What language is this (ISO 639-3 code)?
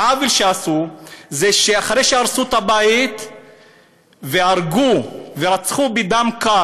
heb